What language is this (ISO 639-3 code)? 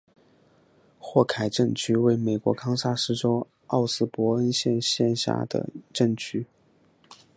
zho